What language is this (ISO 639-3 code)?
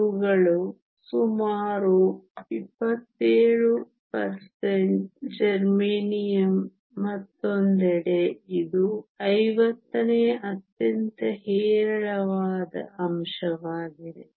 kan